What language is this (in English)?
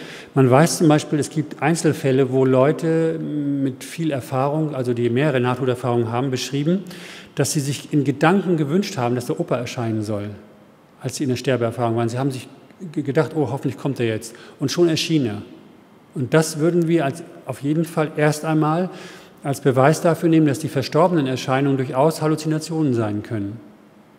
German